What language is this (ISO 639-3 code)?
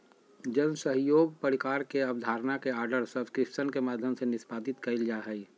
mag